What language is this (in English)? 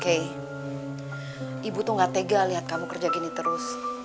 Indonesian